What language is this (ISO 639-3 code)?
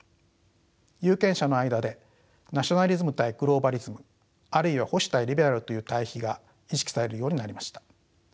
jpn